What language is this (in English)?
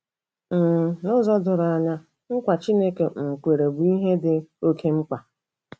Igbo